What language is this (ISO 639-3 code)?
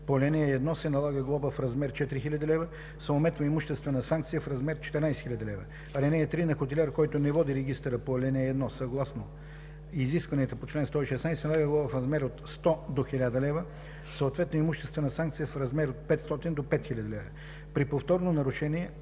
bul